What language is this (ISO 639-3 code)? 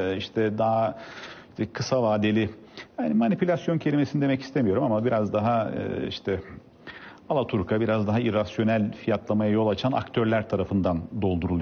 tur